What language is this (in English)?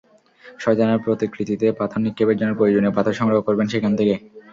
Bangla